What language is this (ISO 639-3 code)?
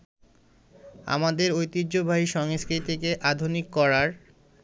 ben